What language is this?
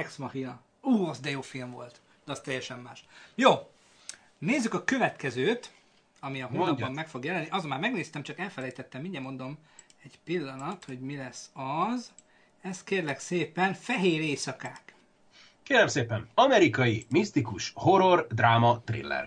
Hungarian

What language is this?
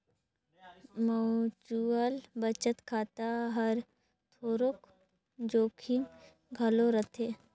Chhattisgarhi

